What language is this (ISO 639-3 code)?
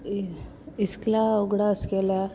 kok